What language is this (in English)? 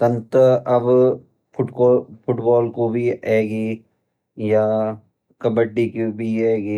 Garhwali